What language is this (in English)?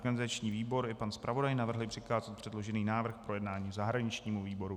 Czech